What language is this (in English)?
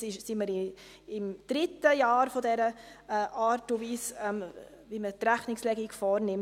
Swiss German